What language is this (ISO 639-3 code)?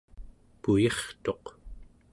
esu